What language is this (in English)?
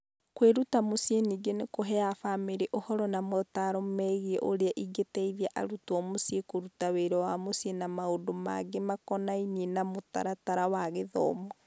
Kikuyu